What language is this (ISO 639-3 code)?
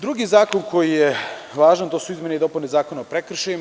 srp